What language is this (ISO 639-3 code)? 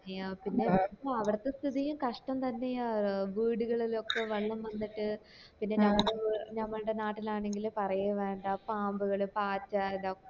mal